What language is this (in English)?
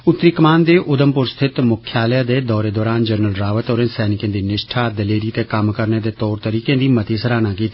Dogri